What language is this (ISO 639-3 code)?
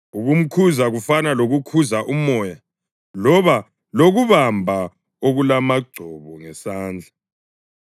nde